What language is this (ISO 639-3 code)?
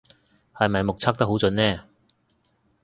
yue